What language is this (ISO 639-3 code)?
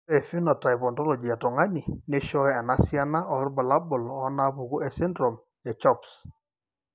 mas